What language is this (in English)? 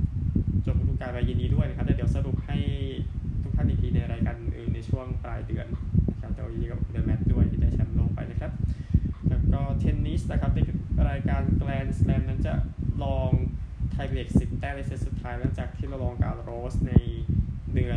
Thai